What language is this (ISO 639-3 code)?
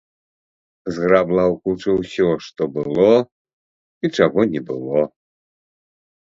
bel